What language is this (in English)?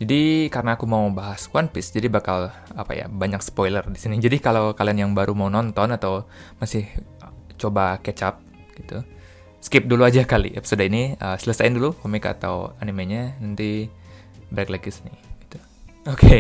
Indonesian